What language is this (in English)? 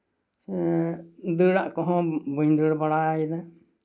Santali